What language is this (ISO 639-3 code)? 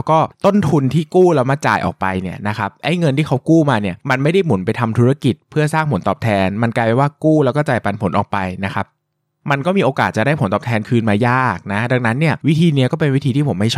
tha